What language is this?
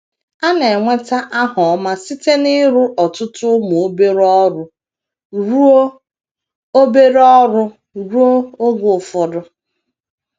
Igbo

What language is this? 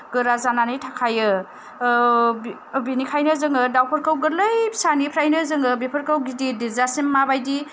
Bodo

